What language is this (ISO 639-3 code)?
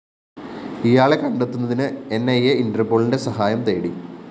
mal